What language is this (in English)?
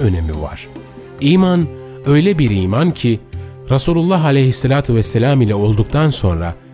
Turkish